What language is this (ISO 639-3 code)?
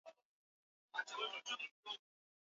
swa